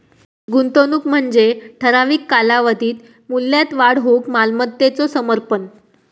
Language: Marathi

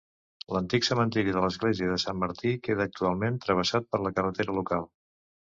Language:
Catalan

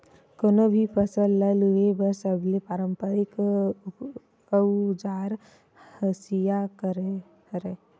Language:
Chhattisgarhi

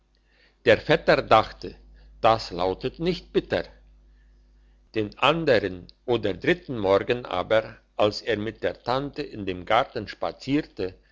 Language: German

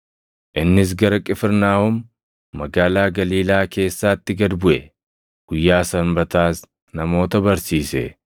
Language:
Oromo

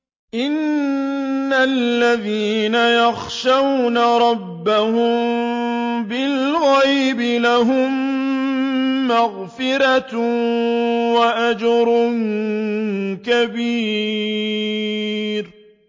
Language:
Arabic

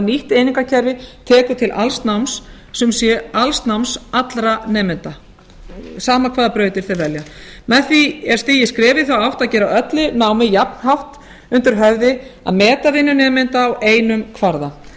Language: Icelandic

